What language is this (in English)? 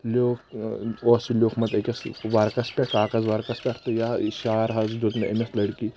Kashmiri